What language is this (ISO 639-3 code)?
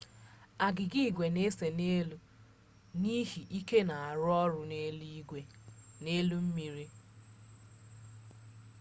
ibo